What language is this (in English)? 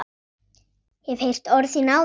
Icelandic